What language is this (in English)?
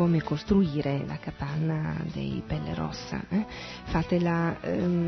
Italian